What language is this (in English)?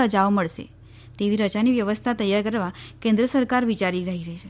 Gujarati